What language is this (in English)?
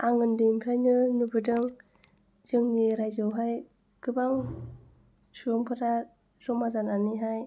Bodo